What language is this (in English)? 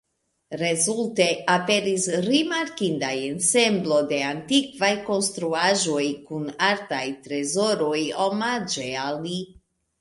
Esperanto